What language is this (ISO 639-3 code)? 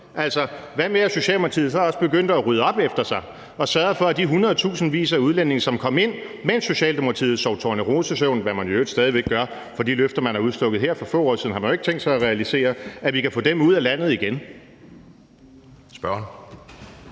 dan